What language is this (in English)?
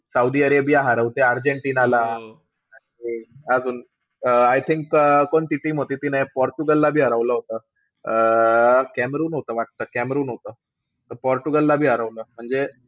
Marathi